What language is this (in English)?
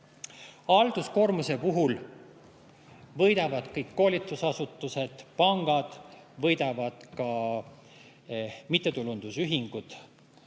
Estonian